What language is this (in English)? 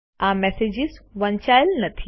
Gujarati